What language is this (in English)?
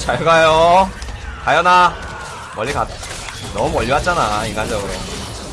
Korean